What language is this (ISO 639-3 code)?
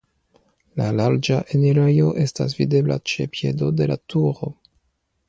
epo